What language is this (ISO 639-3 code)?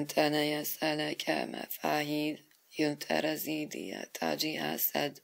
fas